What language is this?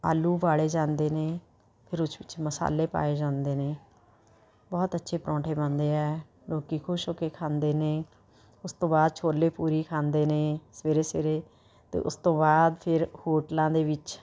Punjabi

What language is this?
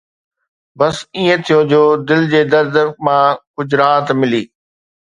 Sindhi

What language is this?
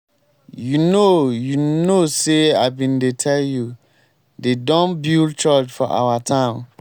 Nigerian Pidgin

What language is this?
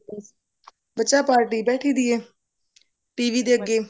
Punjabi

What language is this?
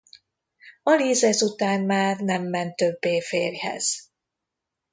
Hungarian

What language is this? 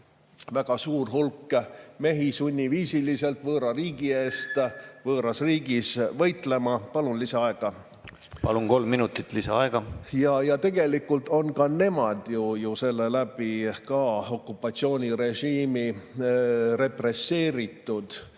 Estonian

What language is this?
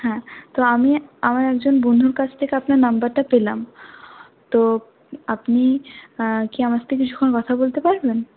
Bangla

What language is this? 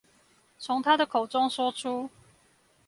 Chinese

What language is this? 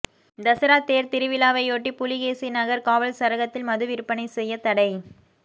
Tamil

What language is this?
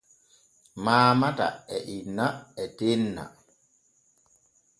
Borgu Fulfulde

